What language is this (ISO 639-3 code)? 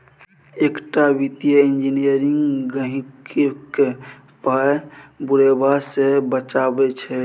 mai